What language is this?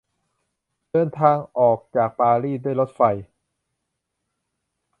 Thai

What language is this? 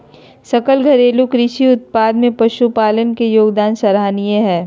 Magahi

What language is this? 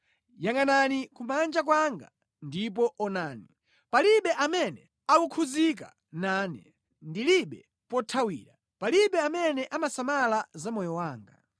Nyanja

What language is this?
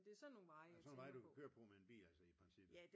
Danish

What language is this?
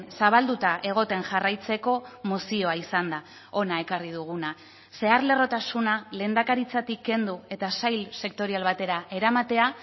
Basque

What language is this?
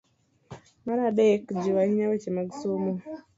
Luo (Kenya and Tanzania)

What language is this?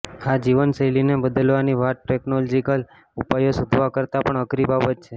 Gujarati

